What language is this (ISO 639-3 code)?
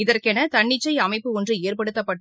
tam